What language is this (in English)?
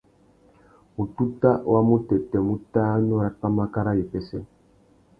Tuki